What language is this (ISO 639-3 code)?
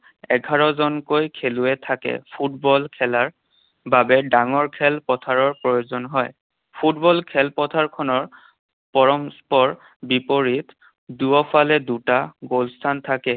asm